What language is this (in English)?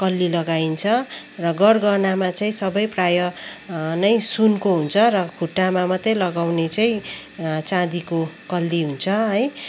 Nepali